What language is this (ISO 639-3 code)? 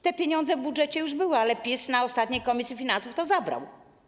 pol